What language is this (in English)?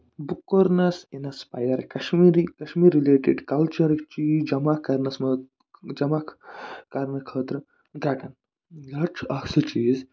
Kashmiri